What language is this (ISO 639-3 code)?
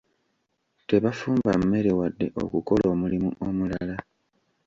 lug